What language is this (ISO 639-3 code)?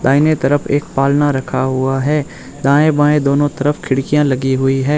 hin